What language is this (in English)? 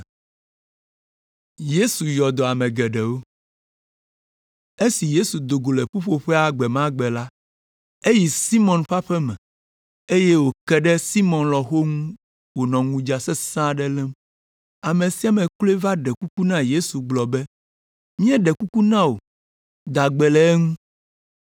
Ewe